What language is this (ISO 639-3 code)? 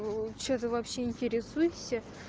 rus